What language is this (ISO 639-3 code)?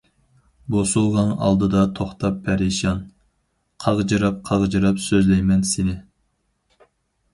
uig